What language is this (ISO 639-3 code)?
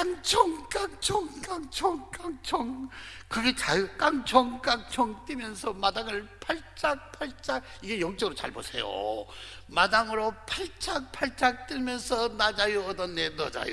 kor